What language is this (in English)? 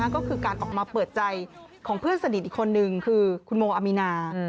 Thai